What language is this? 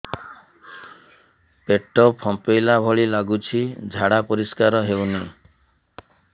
Odia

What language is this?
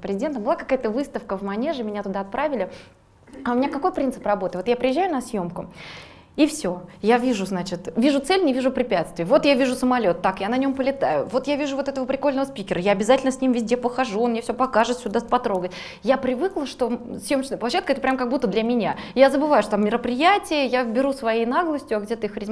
Russian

